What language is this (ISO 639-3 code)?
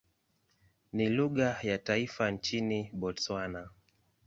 swa